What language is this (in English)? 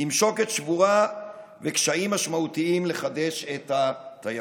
Hebrew